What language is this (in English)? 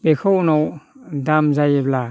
Bodo